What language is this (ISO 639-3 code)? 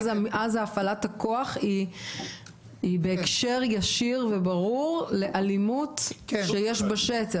heb